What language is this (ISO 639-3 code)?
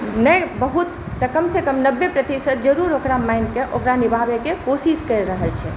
mai